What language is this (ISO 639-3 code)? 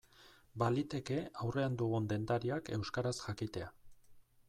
eus